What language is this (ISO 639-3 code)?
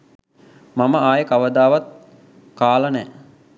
sin